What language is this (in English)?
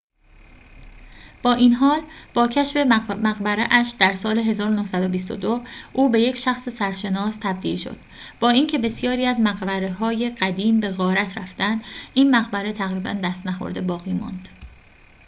Persian